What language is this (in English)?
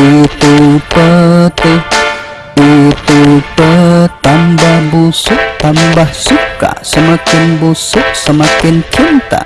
Indonesian